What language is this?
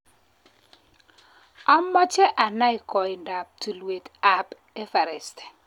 Kalenjin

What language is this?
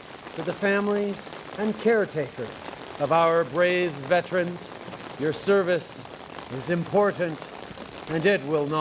English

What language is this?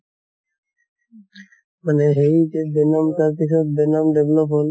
Assamese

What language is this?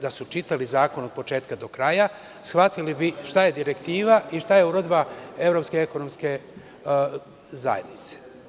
Serbian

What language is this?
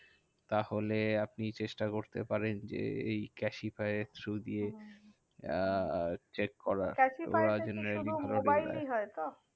Bangla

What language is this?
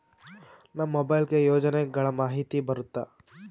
Kannada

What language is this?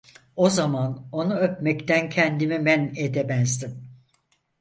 Turkish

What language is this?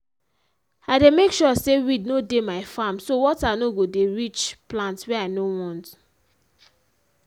Nigerian Pidgin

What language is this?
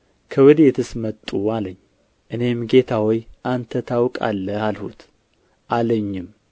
Amharic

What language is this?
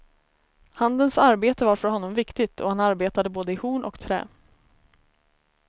Swedish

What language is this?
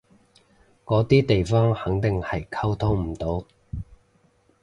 Cantonese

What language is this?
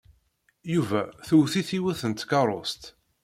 Kabyle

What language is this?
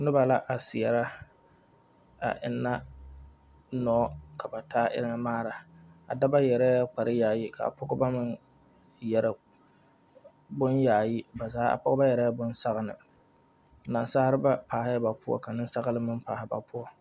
Southern Dagaare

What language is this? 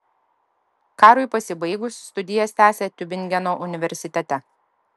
Lithuanian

